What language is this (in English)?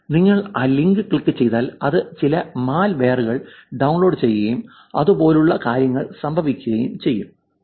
Malayalam